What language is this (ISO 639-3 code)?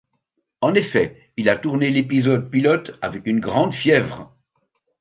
fra